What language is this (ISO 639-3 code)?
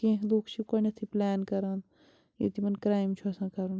kas